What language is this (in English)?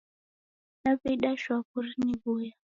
Taita